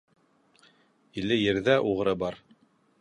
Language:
Bashkir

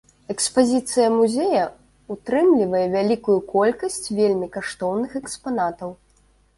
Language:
Belarusian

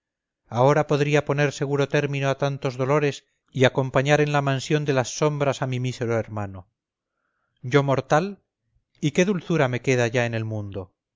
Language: Spanish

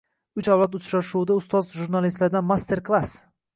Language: Uzbek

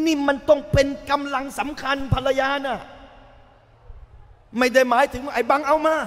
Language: Thai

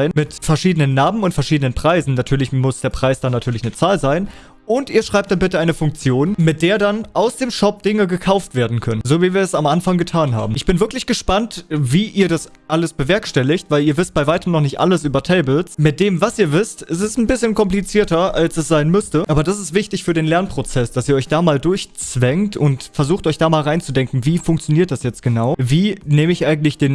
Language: German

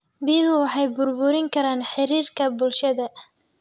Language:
Somali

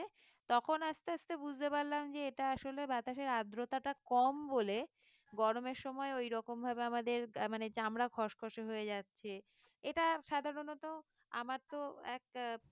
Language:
Bangla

